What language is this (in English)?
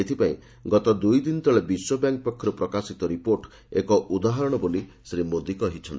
Odia